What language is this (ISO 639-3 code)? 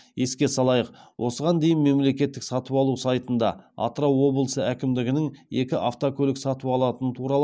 kaz